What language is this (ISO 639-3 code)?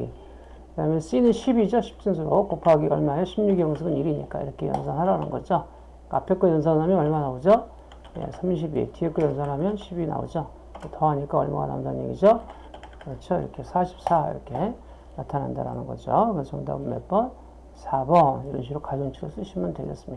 kor